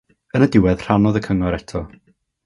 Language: Welsh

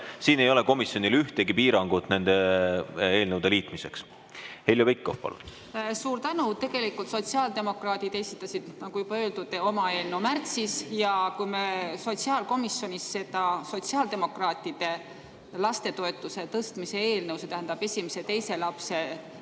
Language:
Estonian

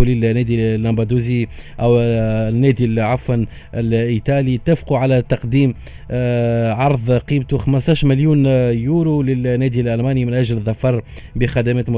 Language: Arabic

